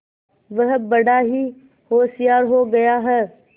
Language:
Hindi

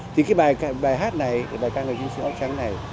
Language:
Vietnamese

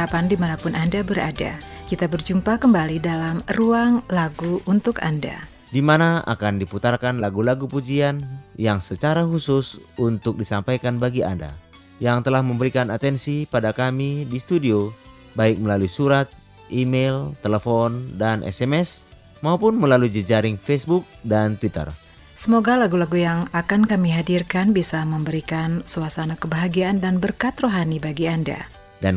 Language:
Indonesian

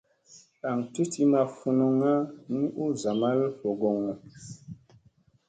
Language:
Musey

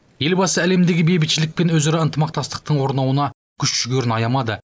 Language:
Kazakh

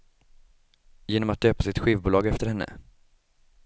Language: Swedish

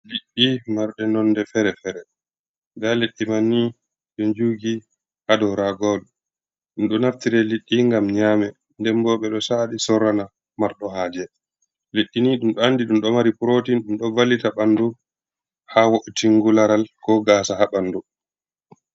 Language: Fula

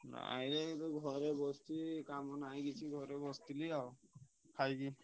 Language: Odia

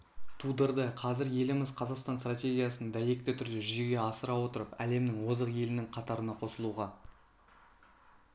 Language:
Kazakh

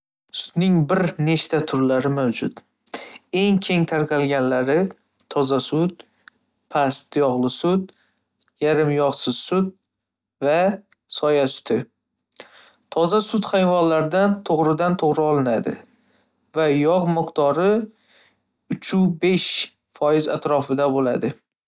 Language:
Uzbek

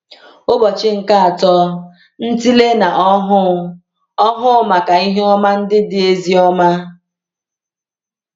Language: Igbo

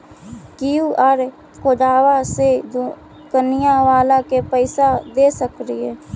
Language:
Magahi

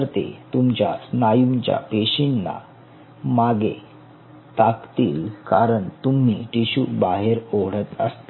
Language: Marathi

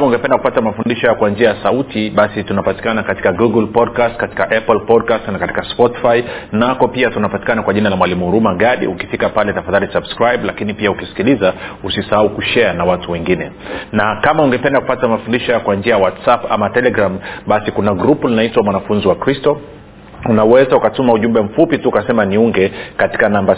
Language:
Swahili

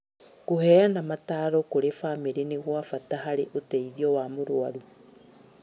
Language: Kikuyu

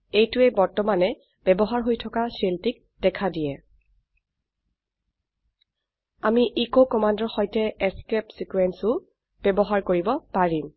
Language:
Assamese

